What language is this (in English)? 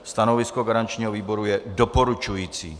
Czech